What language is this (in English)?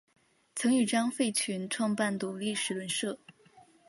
Chinese